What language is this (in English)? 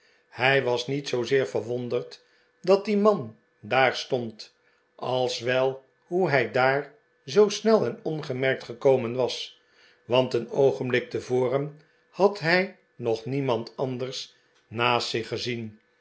Dutch